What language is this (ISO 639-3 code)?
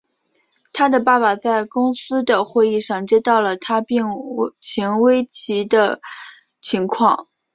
zho